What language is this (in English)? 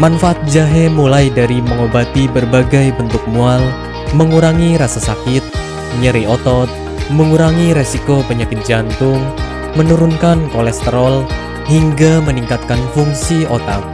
Indonesian